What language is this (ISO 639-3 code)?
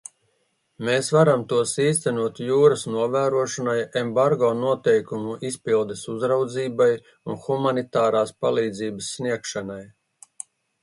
lav